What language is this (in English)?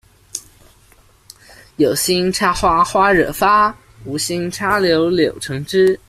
Chinese